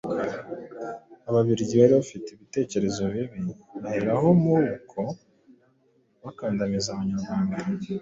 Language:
Kinyarwanda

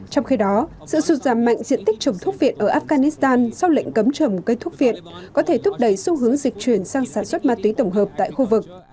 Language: Vietnamese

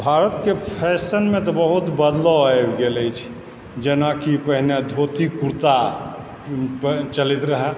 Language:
Maithili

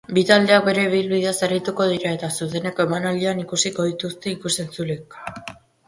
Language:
Basque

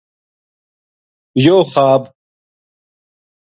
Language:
Gujari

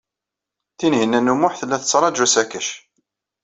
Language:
Kabyle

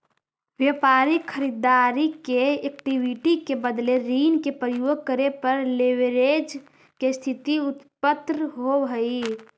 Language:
Magahi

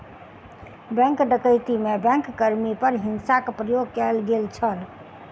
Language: Maithili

